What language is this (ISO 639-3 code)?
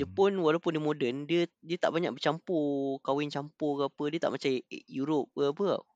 msa